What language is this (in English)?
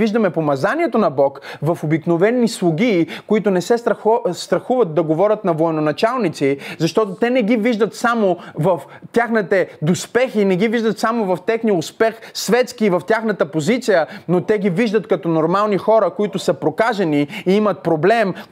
Bulgarian